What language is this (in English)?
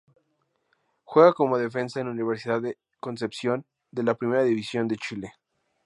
Spanish